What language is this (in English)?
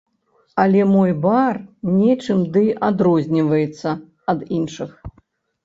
Belarusian